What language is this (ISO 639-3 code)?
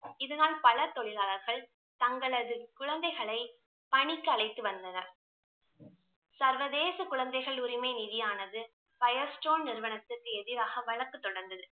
tam